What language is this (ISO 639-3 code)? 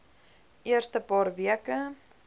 afr